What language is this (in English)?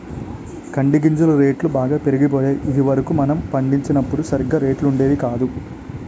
Telugu